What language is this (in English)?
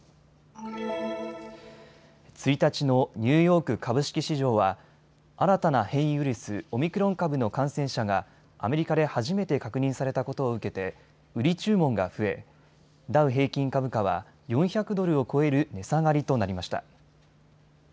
Japanese